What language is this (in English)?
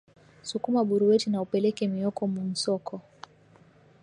Swahili